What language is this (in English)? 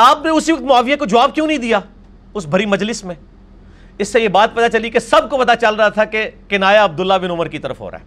Urdu